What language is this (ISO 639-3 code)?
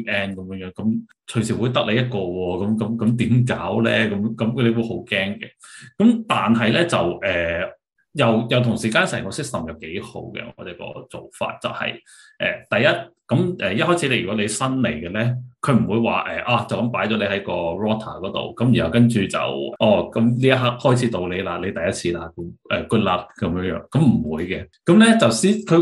zho